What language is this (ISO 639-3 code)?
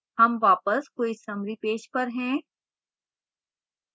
hin